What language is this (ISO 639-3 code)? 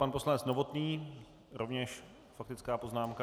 ces